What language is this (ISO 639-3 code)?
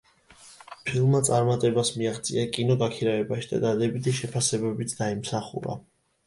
kat